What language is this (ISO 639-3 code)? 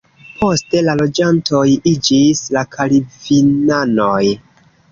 epo